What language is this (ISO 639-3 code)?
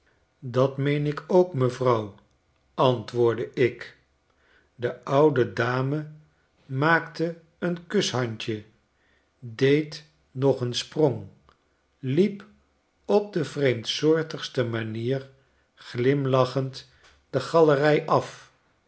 nld